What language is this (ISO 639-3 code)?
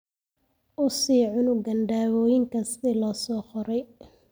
som